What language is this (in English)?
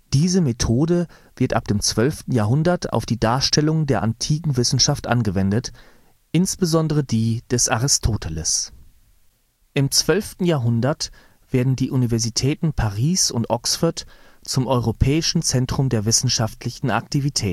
German